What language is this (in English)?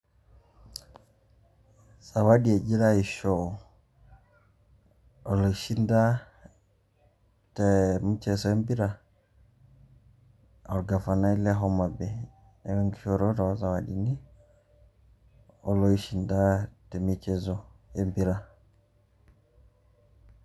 Masai